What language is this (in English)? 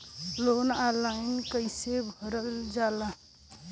Bhojpuri